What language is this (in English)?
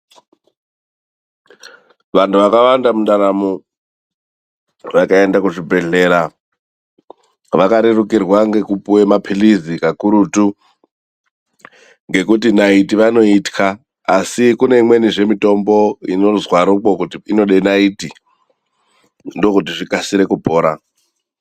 Ndau